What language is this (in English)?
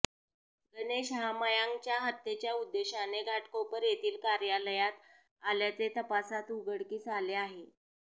Marathi